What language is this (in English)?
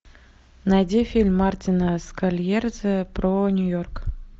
Russian